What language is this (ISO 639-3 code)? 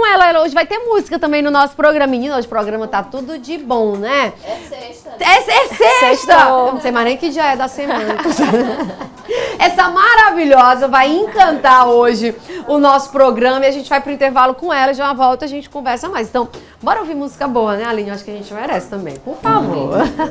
por